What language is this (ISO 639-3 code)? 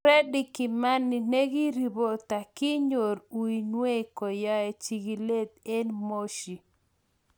kln